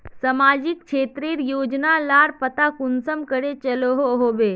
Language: Magahi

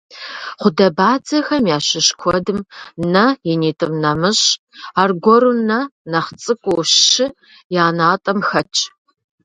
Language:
Kabardian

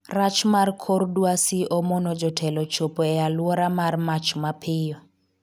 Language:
Luo (Kenya and Tanzania)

